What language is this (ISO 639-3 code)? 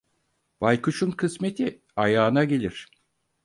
tur